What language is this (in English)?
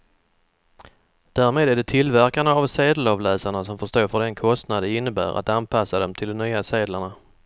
Swedish